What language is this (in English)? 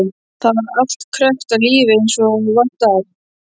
Icelandic